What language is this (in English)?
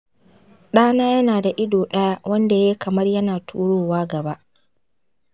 Hausa